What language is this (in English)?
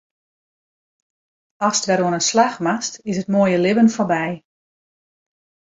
Western Frisian